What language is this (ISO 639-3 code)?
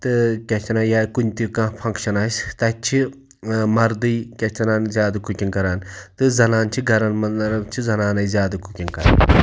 kas